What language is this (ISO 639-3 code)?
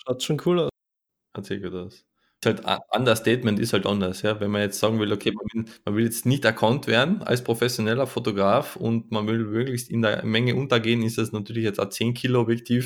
deu